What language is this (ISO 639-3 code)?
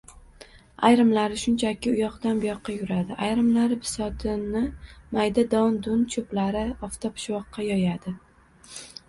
uzb